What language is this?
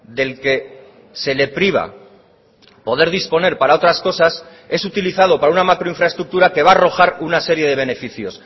Spanish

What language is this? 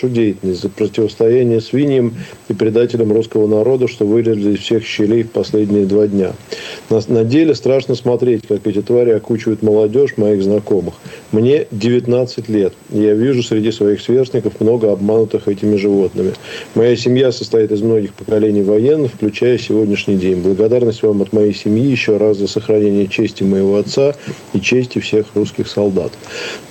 Russian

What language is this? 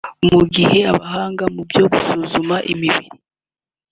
Kinyarwanda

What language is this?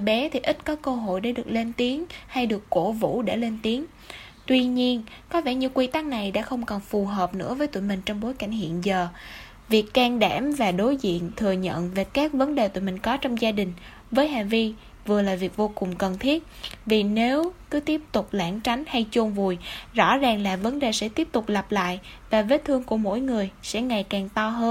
Vietnamese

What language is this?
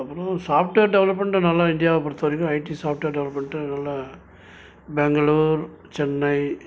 Tamil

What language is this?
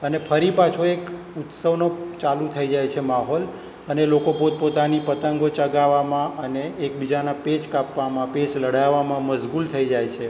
Gujarati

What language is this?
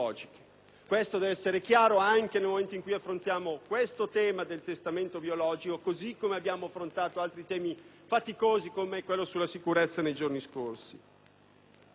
Italian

